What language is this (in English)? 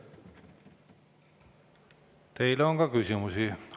Estonian